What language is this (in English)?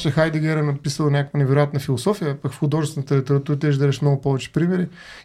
Bulgarian